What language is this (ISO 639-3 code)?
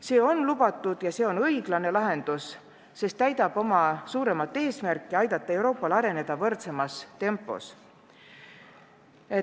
est